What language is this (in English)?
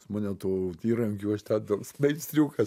Lithuanian